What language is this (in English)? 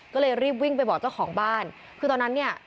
Thai